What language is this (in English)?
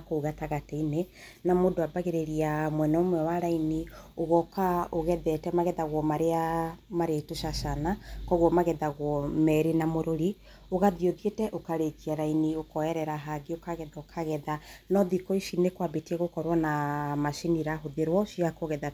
Kikuyu